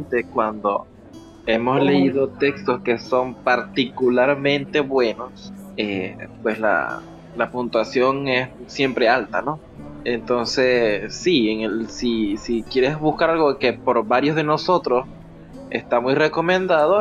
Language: Spanish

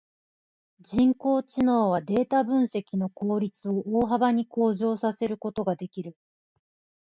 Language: Japanese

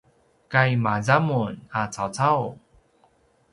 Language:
Paiwan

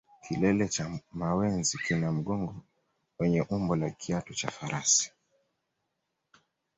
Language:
Swahili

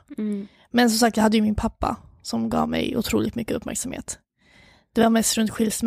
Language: Swedish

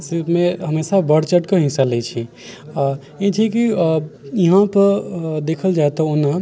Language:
Maithili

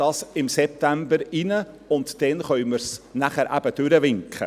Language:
Swiss German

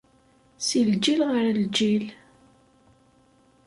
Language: Kabyle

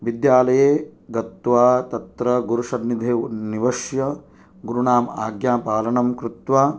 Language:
Sanskrit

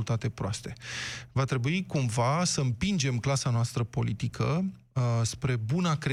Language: Romanian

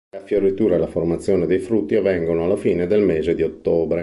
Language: Italian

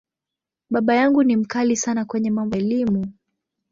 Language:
Swahili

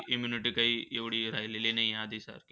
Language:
Marathi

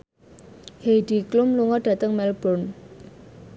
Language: Javanese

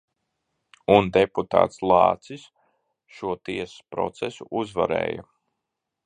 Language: Latvian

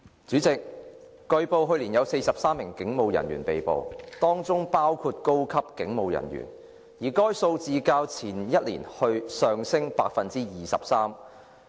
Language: Cantonese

